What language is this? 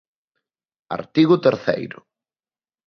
Galician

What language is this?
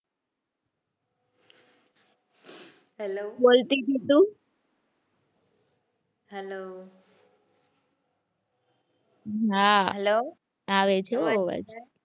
Gujarati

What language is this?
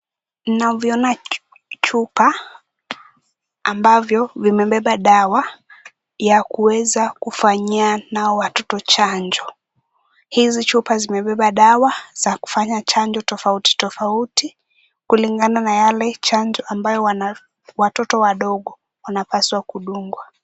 Swahili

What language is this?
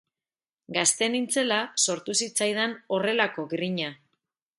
Basque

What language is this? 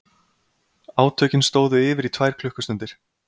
Icelandic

